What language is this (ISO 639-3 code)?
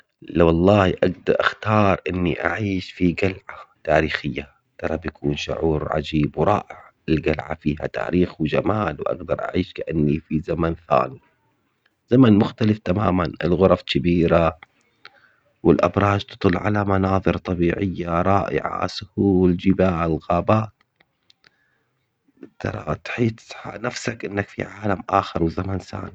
acx